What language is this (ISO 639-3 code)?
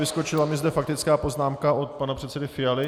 ces